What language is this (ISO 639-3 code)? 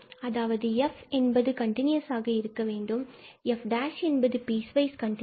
tam